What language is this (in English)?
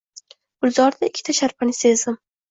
Uzbek